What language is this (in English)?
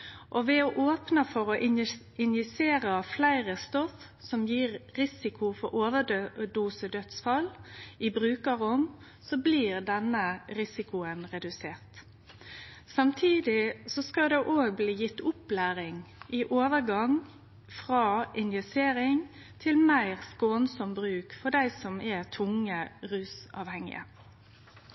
Norwegian Nynorsk